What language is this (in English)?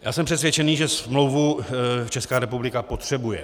Czech